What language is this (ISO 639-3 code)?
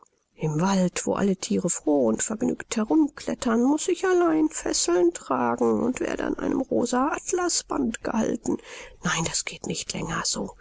deu